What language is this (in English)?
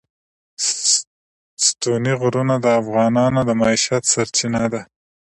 Pashto